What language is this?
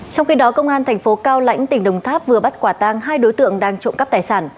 Vietnamese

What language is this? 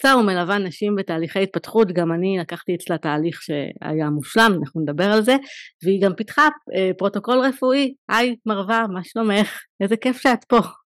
Hebrew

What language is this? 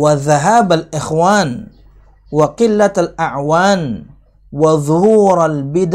Indonesian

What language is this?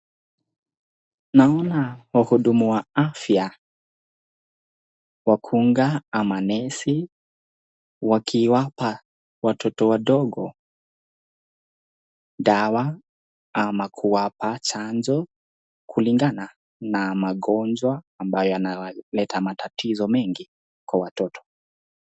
Swahili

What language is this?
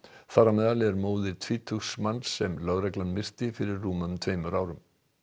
Icelandic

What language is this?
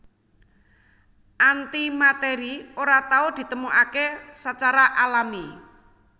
Javanese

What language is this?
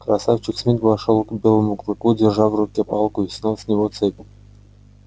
Russian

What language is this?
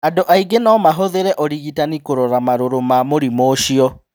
Kikuyu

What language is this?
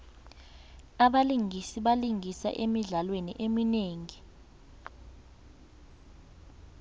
South Ndebele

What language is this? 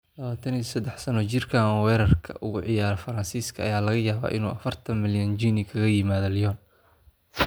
Somali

